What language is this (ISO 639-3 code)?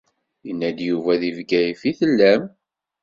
kab